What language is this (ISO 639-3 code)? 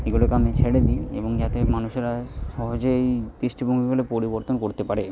ben